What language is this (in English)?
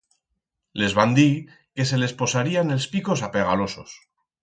Aragonese